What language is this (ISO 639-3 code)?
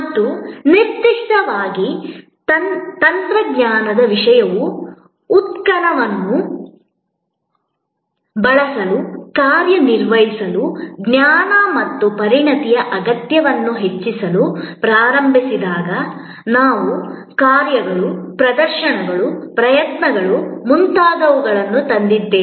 kan